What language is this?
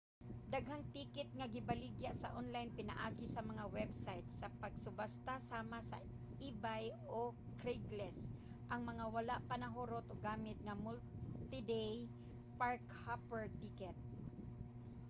Cebuano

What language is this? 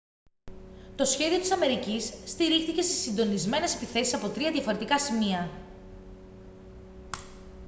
Greek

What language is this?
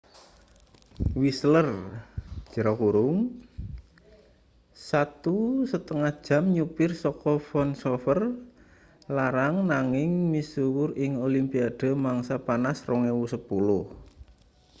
Javanese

